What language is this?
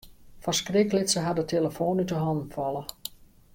Western Frisian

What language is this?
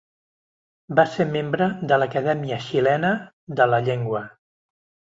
Catalan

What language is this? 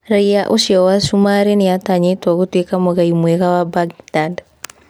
Kikuyu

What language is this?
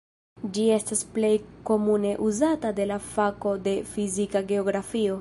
Esperanto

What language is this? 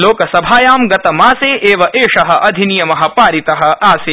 Sanskrit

